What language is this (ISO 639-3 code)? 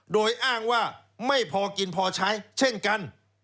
tha